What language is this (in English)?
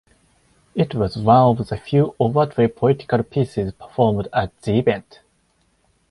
English